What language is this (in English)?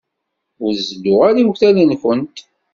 Kabyle